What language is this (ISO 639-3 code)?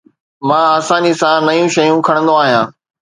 snd